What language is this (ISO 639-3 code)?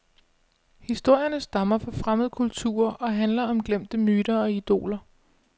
dan